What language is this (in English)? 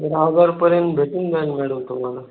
Marathi